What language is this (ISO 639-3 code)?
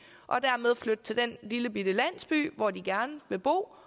dan